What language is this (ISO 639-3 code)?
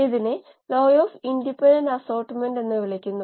mal